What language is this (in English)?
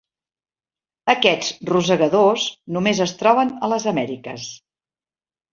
Catalan